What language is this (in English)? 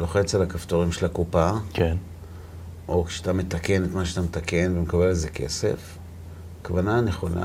Hebrew